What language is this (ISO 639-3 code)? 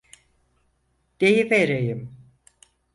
tur